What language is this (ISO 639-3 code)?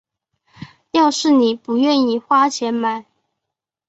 zho